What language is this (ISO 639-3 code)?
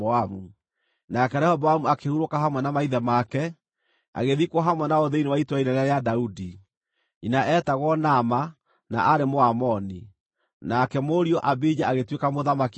kik